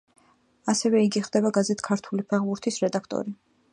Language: Georgian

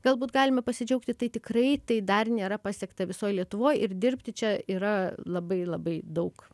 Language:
Lithuanian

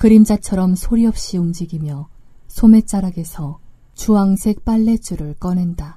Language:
Korean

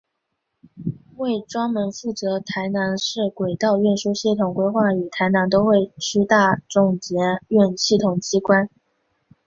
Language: Chinese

